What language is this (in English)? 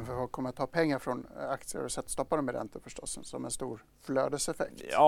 Swedish